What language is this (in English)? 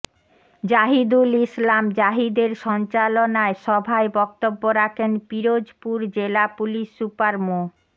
Bangla